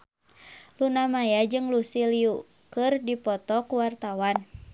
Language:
Sundanese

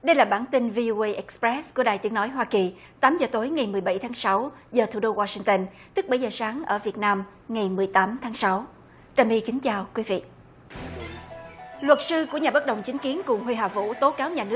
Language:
Vietnamese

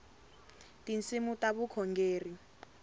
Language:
Tsonga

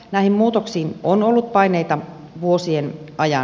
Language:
Finnish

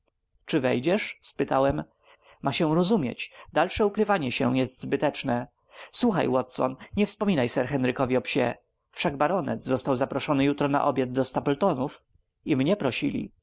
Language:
Polish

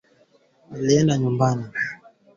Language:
Swahili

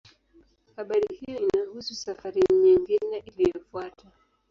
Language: Swahili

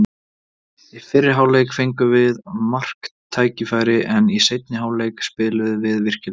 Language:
Icelandic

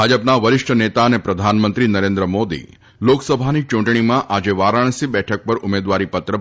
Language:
Gujarati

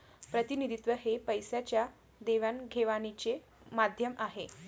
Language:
Marathi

